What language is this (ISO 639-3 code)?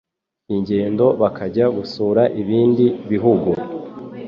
kin